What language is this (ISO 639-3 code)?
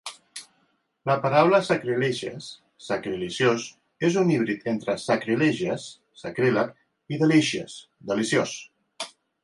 cat